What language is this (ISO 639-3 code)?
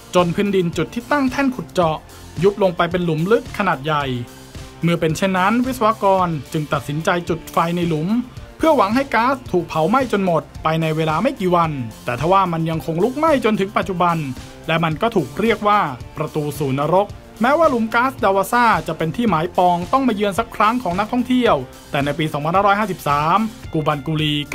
tha